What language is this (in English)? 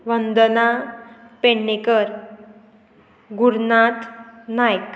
Konkani